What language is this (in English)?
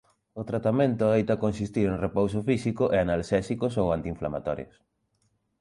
Galician